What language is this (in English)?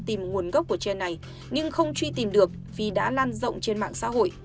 Vietnamese